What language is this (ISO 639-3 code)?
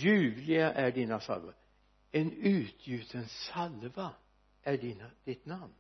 swe